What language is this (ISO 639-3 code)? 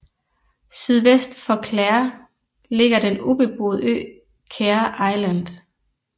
dan